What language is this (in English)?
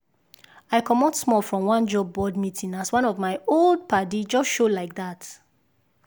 Nigerian Pidgin